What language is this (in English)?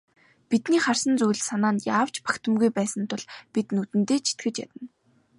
Mongolian